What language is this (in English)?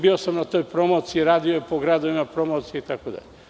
Serbian